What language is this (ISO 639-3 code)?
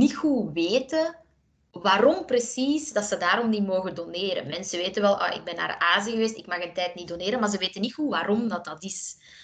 nld